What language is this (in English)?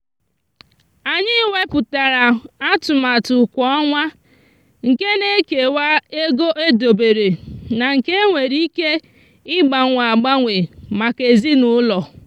Igbo